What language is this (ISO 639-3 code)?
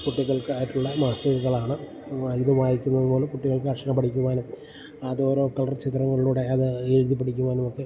mal